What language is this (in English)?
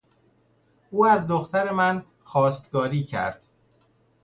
Persian